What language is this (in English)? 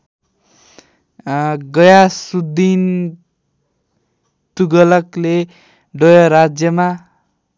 Nepali